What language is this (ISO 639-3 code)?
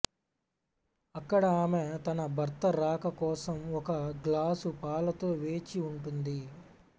tel